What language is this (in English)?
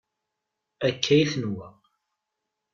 Kabyle